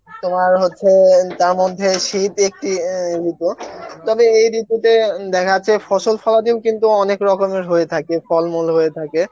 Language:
Bangla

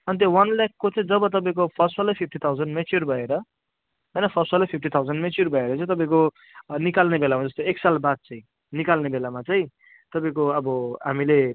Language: Nepali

